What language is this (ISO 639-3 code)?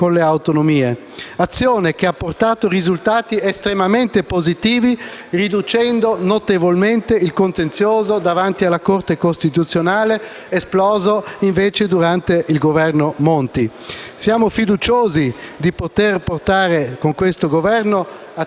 ita